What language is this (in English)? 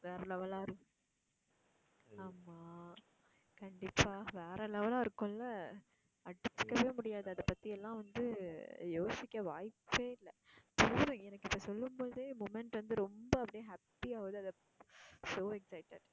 Tamil